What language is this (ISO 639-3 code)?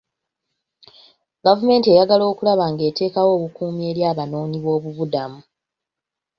lug